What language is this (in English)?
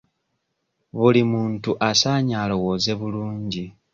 Ganda